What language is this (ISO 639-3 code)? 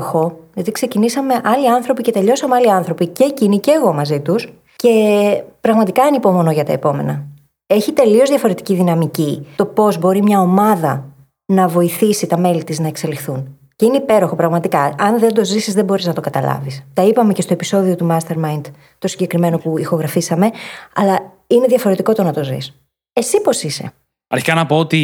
ell